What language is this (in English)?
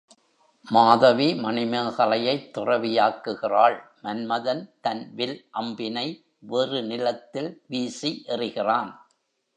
Tamil